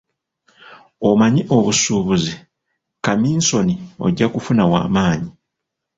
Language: Ganda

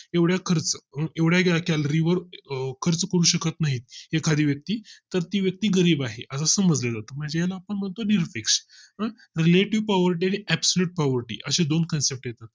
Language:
Marathi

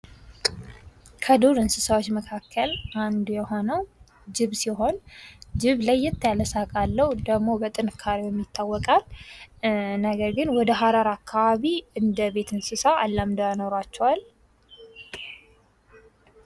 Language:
Amharic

